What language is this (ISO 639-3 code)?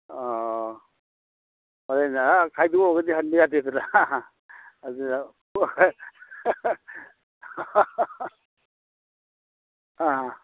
mni